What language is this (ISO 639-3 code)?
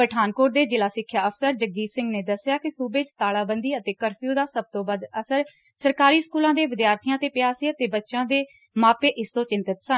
pan